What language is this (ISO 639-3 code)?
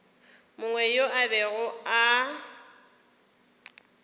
nso